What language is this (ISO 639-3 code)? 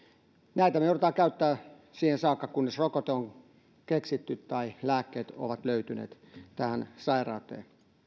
fin